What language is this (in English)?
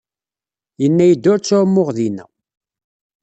Kabyle